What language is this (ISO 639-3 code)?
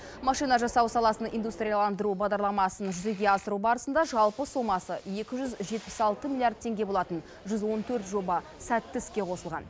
kaz